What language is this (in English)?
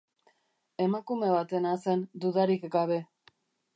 Basque